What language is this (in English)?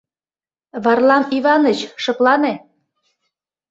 Mari